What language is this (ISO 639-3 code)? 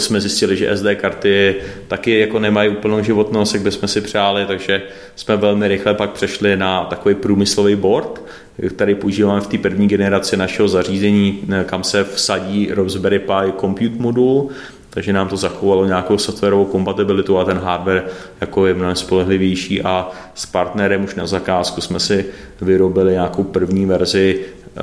ces